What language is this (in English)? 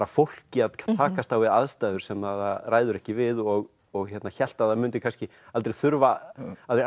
Icelandic